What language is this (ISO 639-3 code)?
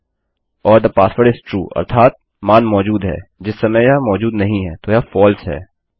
hin